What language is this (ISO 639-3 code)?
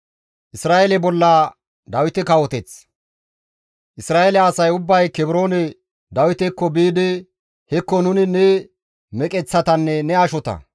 gmv